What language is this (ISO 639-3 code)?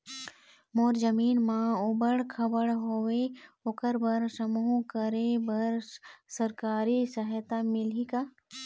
hne